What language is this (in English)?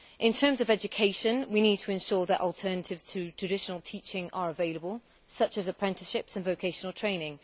English